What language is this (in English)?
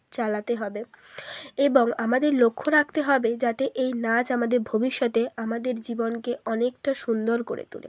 Bangla